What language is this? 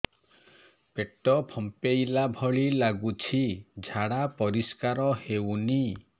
Odia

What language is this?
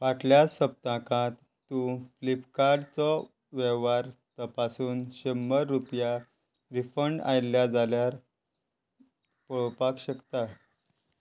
Konkani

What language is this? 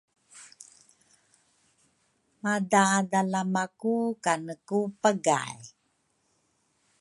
Rukai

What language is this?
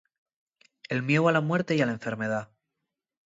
Asturian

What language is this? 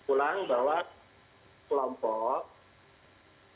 Indonesian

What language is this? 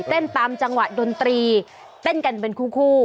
Thai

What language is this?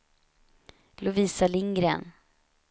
Swedish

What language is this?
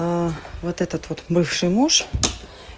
Russian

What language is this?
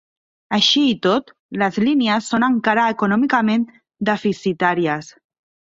Catalan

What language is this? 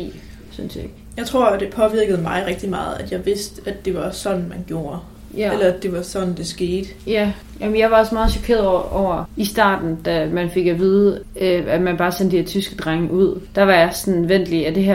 Danish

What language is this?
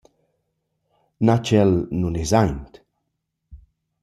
Romansh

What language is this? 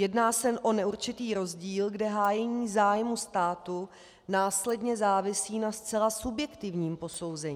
Czech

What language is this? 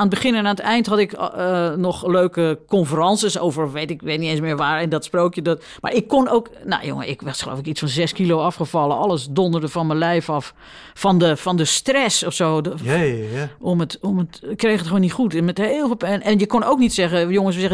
Dutch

